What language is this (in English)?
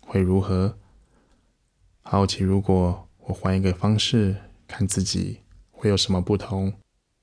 Chinese